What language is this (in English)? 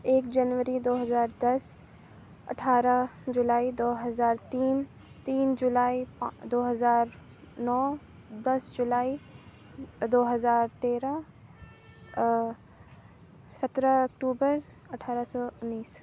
Urdu